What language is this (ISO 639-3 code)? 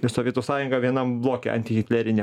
lit